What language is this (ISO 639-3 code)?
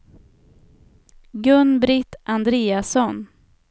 swe